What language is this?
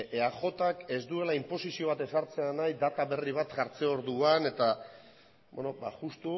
Basque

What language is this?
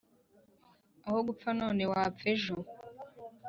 Kinyarwanda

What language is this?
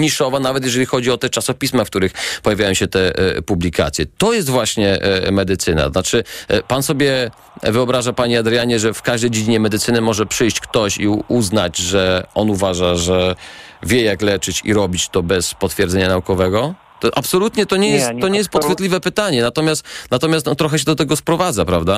Polish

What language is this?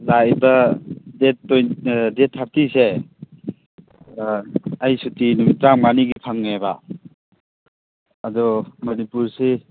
Manipuri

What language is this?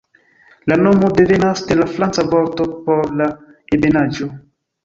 Esperanto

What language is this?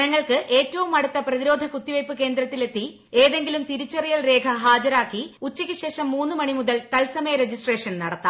Malayalam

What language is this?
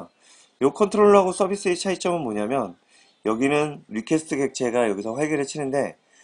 Korean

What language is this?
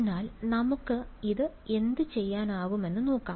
Malayalam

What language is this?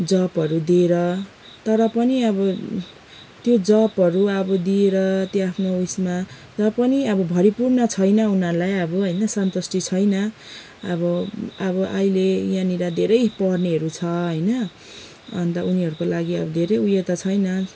Nepali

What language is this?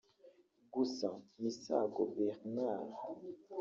Kinyarwanda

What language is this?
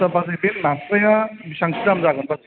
Bodo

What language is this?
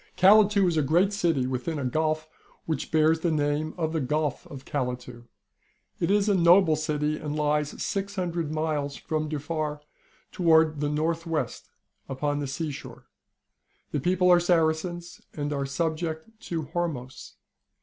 English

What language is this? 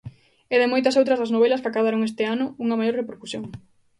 Galician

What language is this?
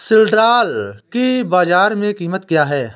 Hindi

